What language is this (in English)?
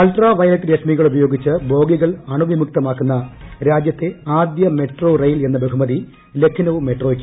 Malayalam